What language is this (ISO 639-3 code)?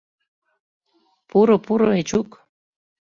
chm